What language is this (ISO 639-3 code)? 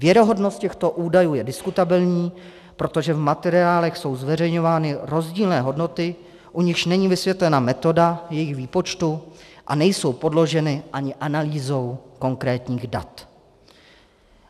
ces